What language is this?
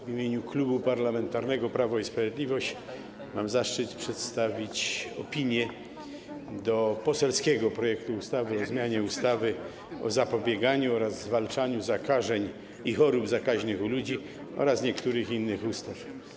Polish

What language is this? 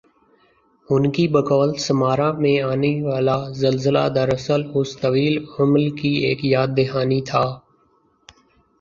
Urdu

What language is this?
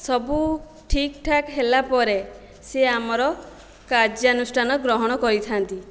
Odia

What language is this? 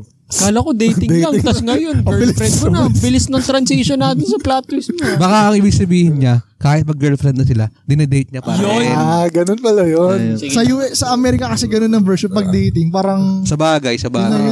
Filipino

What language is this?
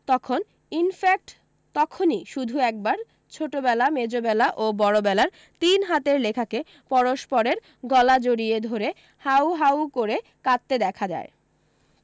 Bangla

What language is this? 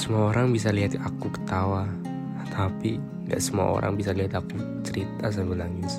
Indonesian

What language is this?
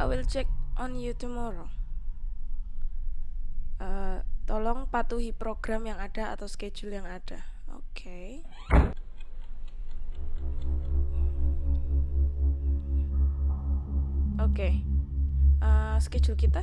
Indonesian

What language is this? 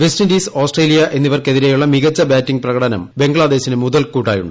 Malayalam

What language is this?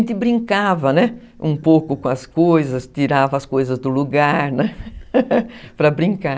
Portuguese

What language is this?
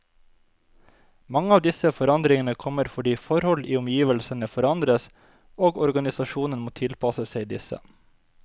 Norwegian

